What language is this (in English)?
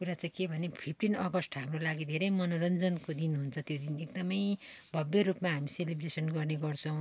Nepali